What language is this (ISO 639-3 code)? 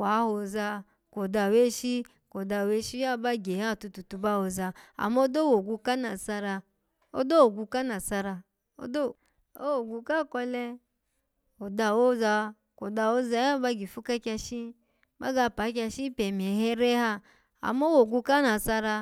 ala